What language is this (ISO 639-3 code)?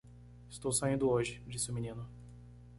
por